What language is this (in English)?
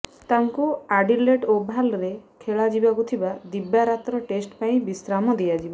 Odia